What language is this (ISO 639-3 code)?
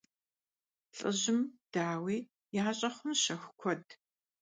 kbd